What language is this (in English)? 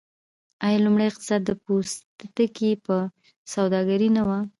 Pashto